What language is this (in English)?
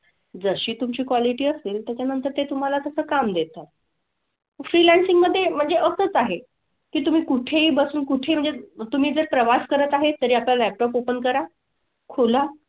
Marathi